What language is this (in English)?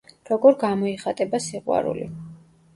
Georgian